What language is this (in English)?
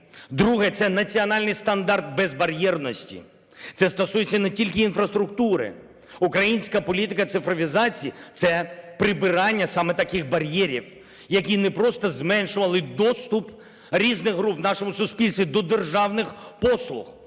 Ukrainian